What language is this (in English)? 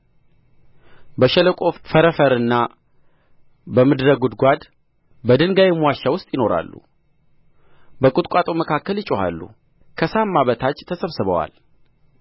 Amharic